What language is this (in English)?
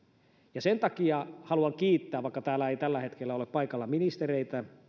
Finnish